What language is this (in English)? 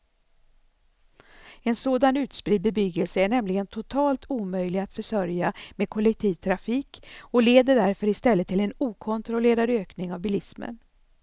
Swedish